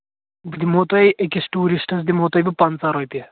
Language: Kashmiri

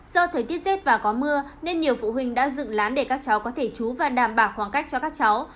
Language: Vietnamese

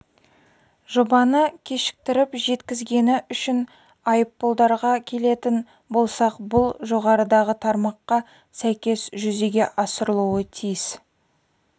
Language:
Kazakh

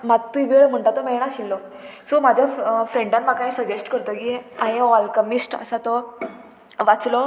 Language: Konkani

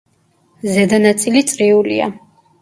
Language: Georgian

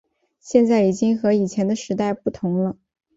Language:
Chinese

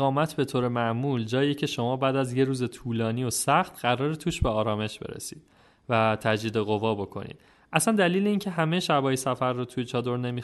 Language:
Persian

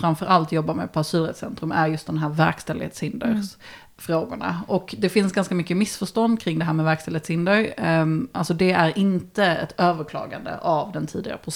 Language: Swedish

